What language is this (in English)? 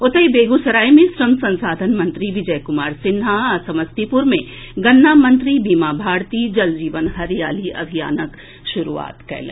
Maithili